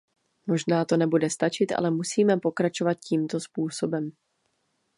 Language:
Czech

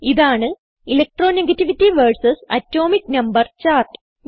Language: Malayalam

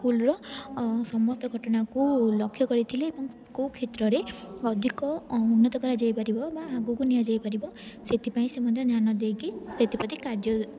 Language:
Odia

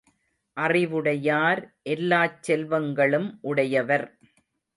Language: Tamil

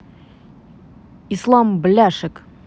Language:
Russian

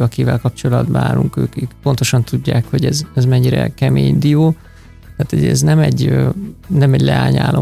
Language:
Hungarian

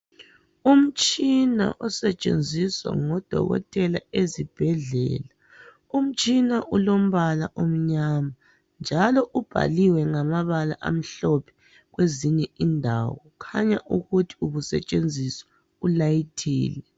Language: North Ndebele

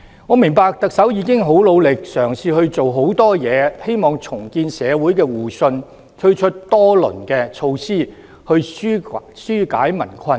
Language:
Cantonese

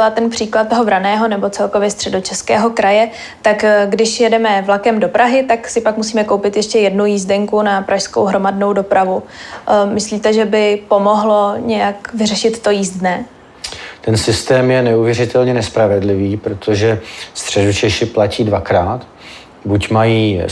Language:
Czech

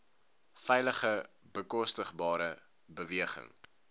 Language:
Afrikaans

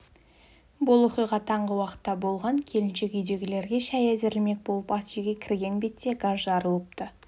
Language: Kazakh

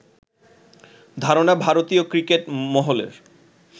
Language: Bangla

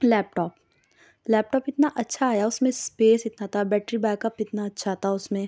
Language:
Urdu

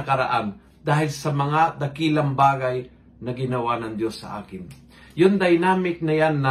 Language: Filipino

